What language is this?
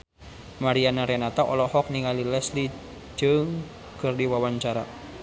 Sundanese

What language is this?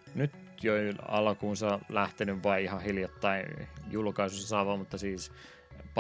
Finnish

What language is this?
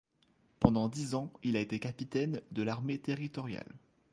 French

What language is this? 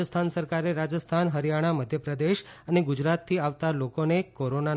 Gujarati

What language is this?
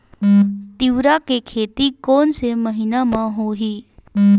Chhattisgarhi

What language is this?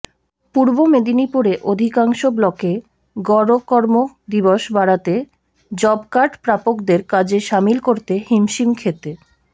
Bangla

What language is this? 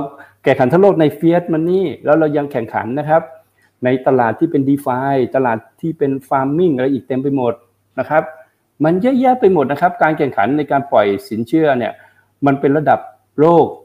Thai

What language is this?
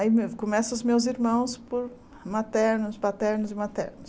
Portuguese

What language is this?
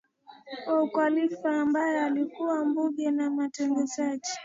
Swahili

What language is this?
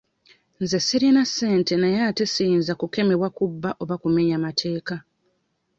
Ganda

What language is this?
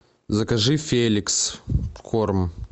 Russian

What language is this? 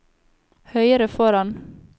Norwegian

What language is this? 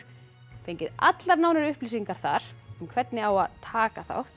Icelandic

